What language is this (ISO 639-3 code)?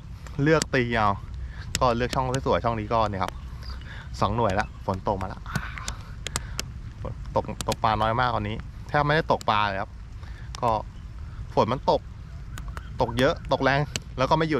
tha